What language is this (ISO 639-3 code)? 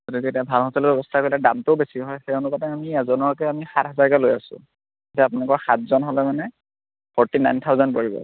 asm